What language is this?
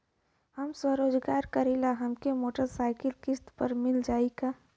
Bhojpuri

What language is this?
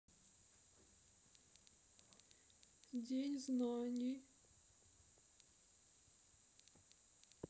Russian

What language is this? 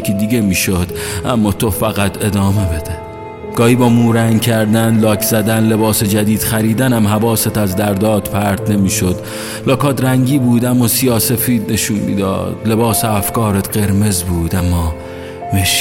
Persian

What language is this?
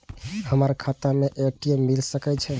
Maithili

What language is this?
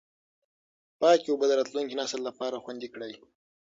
Pashto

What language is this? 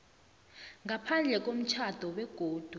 South Ndebele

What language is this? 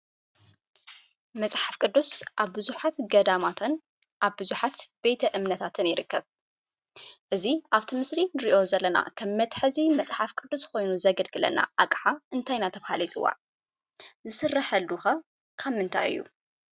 Tigrinya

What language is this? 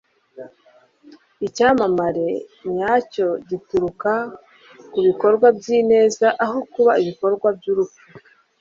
Kinyarwanda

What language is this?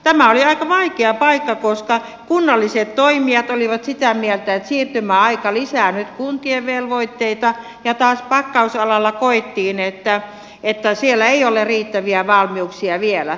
Finnish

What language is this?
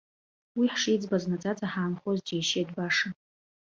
Abkhazian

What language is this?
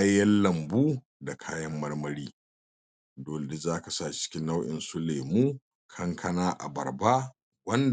Hausa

